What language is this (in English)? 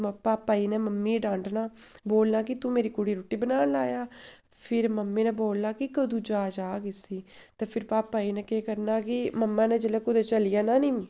Dogri